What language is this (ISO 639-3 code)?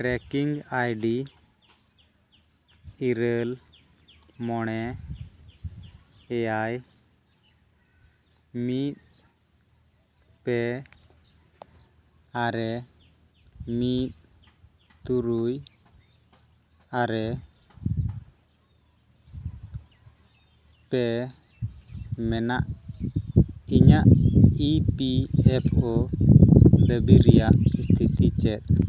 sat